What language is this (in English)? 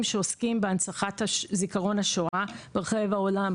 Hebrew